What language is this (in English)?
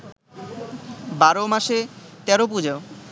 Bangla